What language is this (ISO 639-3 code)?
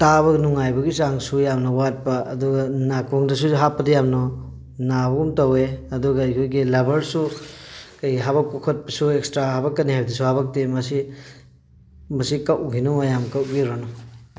mni